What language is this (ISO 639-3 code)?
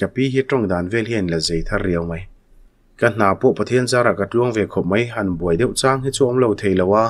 tha